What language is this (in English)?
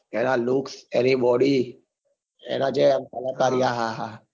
Gujarati